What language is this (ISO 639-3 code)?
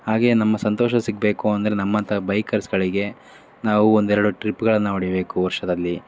kan